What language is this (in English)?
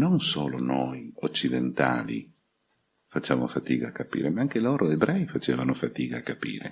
Italian